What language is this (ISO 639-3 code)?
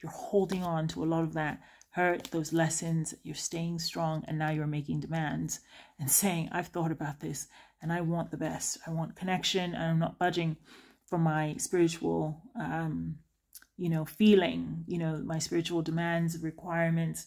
eng